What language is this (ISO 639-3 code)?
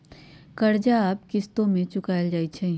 mag